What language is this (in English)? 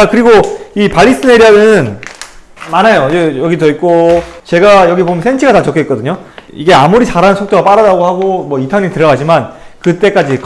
Korean